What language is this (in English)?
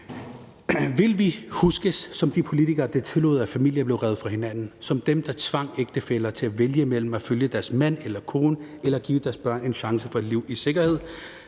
Danish